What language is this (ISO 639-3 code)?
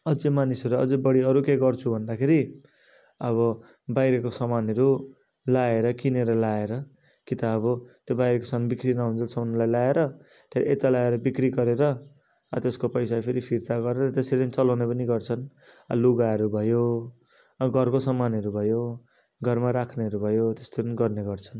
nep